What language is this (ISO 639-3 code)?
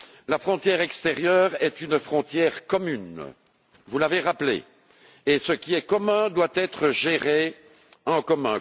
fra